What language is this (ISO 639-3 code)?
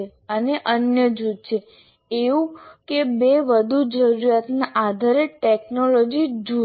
guj